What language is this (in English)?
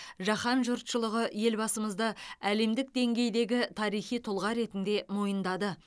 Kazakh